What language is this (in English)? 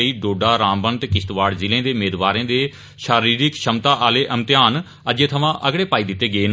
Dogri